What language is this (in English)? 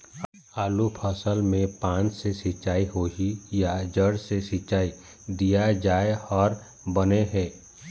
Chhattisgarhi